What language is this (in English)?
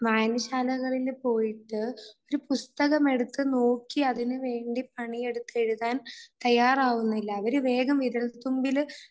Malayalam